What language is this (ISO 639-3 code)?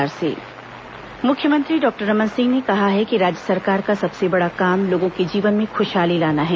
hin